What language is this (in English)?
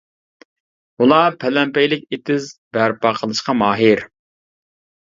Uyghur